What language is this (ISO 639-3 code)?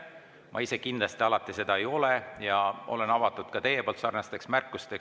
est